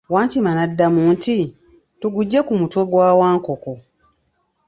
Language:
Ganda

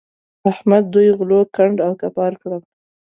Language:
Pashto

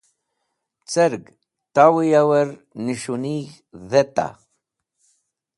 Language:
Wakhi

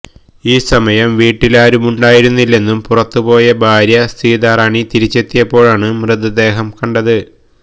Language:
Malayalam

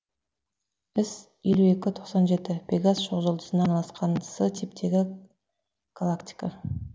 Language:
Kazakh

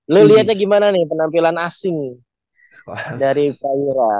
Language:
Indonesian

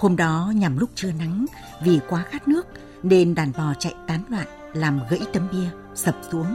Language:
Vietnamese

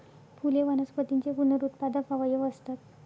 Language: Marathi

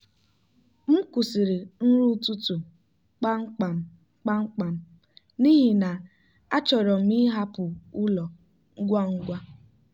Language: Igbo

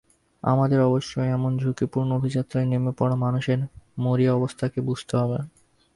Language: Bangla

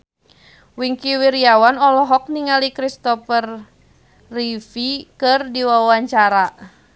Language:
Sundanese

